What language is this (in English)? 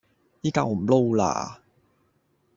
Cantonese